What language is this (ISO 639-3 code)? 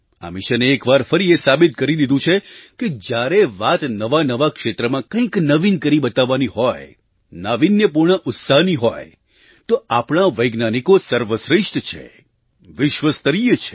guj